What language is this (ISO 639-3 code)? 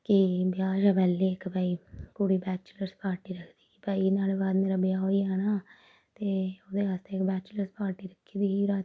doi